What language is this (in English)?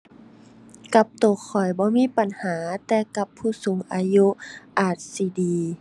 Thai